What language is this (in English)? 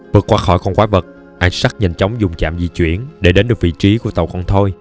Vietnamese